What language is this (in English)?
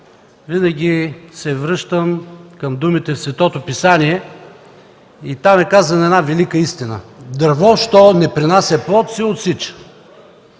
Bulgarian